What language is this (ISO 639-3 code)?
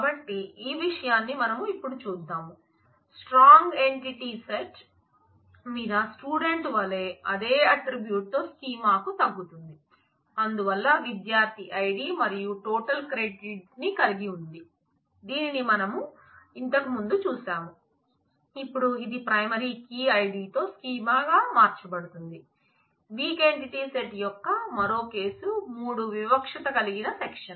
tel